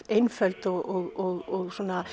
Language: Icelandic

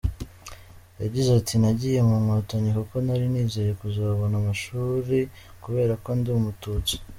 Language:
Kinyarwanda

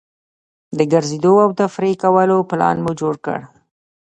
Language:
Pashto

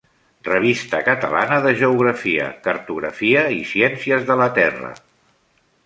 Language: Catalan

